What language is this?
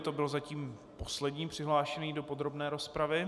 Czech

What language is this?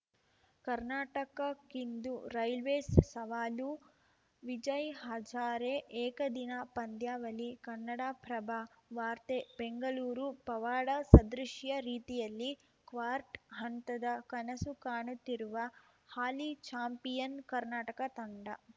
Kannada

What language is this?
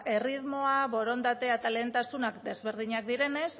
Basque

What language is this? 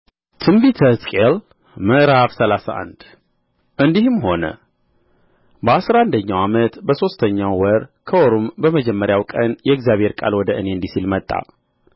Amharic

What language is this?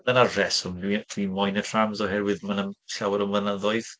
Welsh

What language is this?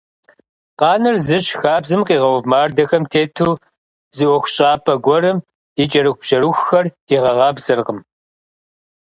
Kabardian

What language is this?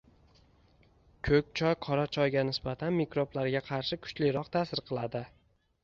Uzbek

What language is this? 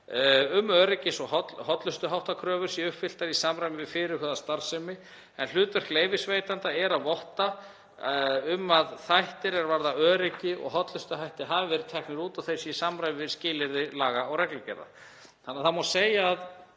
Icelandic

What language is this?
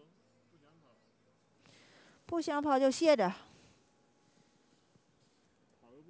Chinese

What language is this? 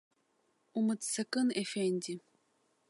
Abkhazian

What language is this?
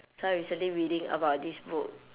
English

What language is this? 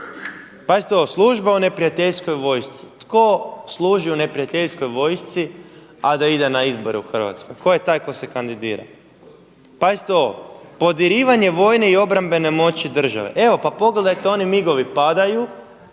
Croatian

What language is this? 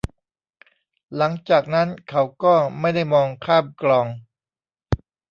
Thai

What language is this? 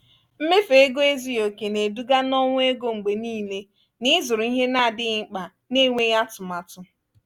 Igbo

